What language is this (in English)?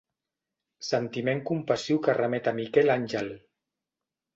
Catalan